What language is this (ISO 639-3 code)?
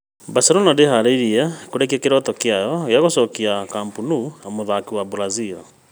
kik